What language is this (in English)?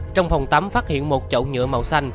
Vietnamese